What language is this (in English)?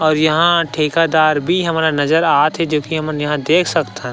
Chhattisgarhi